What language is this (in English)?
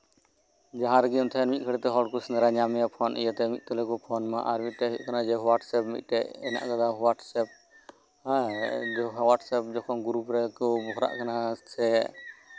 Santali